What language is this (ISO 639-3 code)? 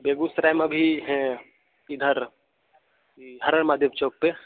hin